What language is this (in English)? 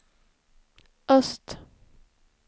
Swedish